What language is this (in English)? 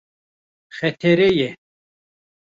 Kurdish